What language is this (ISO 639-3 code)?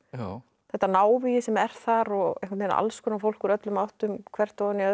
isl